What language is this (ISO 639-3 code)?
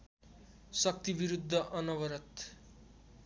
nep